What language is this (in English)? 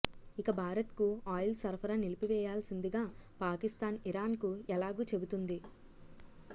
Telugu